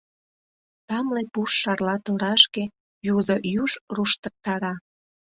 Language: Mari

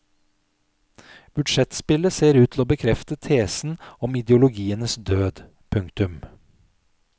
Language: Norwegian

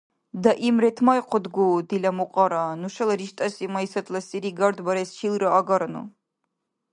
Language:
Dargwa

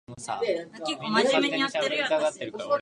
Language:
Japanese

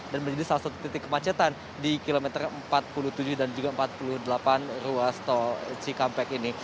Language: Indonesian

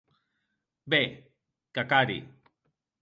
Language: Occitan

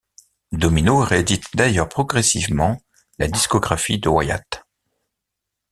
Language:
French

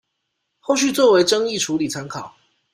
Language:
Chinese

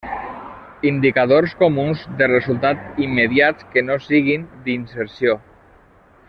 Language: Catalan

